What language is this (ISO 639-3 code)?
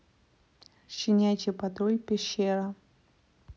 rus